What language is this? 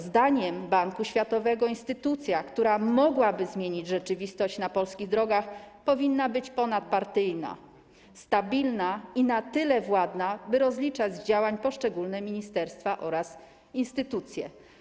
Polish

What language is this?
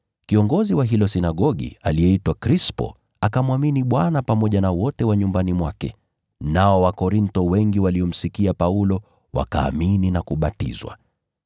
Swahili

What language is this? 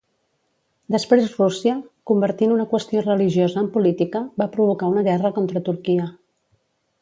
Catalan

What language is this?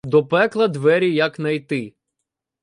Ukrainian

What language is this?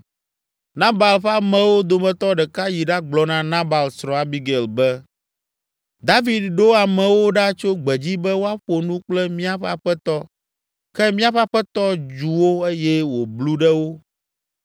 Ewe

